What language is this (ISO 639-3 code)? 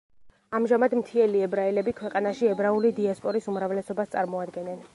kat